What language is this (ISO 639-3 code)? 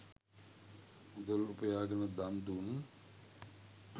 sin